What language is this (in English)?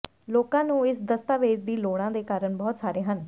Punjabi